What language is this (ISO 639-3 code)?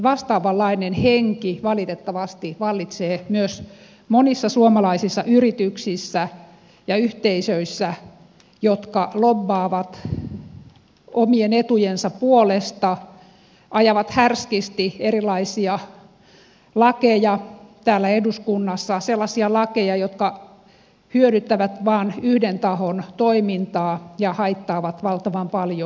fin